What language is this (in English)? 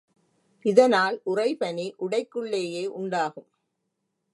Tamil